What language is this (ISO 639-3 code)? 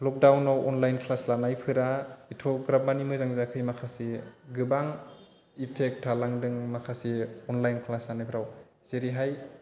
brx